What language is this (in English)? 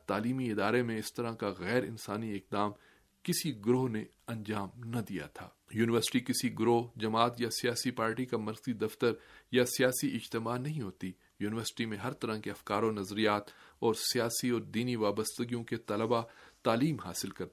Urdu